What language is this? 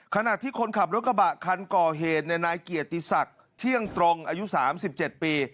Thai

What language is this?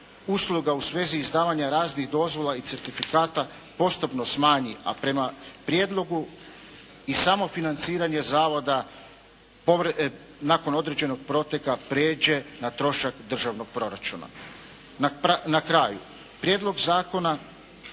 Croatian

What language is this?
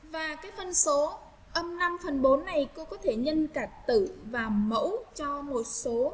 Vietnamese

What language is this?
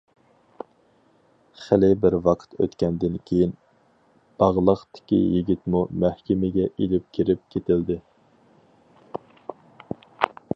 Uyghur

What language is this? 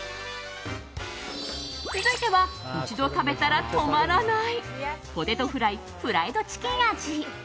Japanese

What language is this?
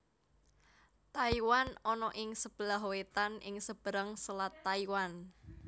Javanese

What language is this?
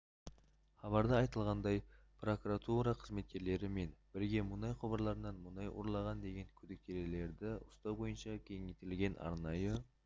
Kazakh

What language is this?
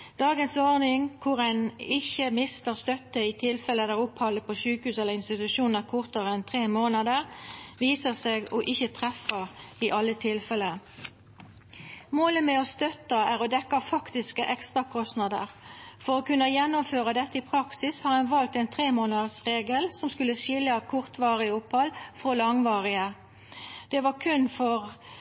Norwegian Nynorsk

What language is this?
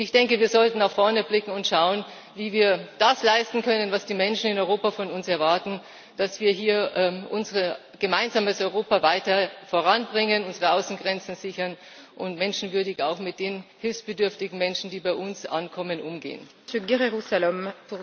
German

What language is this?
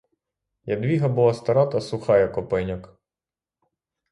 Ukrainian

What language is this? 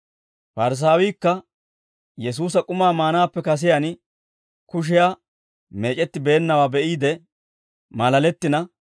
Dawro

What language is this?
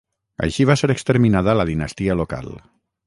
Catalan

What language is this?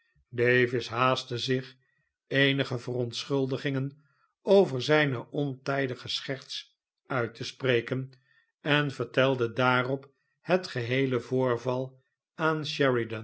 Dutch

